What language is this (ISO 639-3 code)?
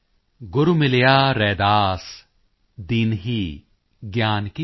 pan